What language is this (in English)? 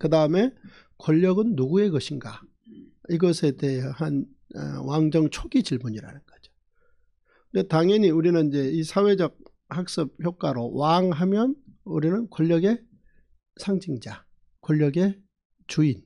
Korean